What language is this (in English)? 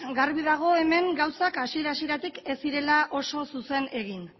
Basque